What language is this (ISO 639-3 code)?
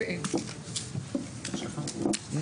heb